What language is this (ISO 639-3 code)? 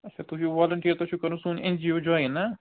kas